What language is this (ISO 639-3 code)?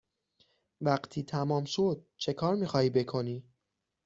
fas